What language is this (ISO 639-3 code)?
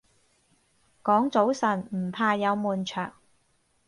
yue